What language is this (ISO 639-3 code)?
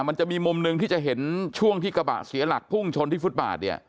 tha